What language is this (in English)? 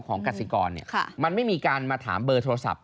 Thai